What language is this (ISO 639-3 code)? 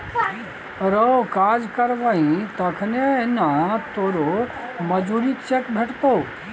mai